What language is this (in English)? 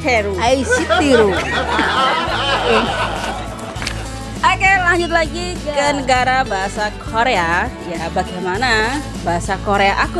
Indonesian